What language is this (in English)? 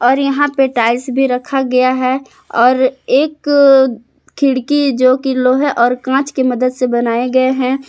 Hindi